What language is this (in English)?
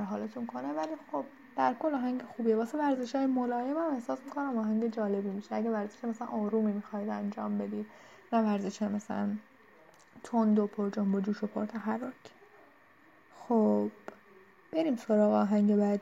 Persian